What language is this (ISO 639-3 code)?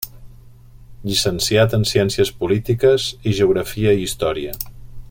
cat